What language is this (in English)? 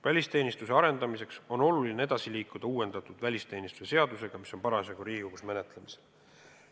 Estonian